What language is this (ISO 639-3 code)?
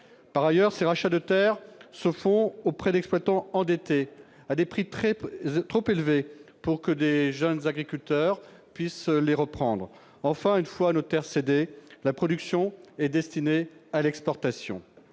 fra